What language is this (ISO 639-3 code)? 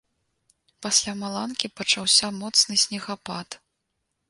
bel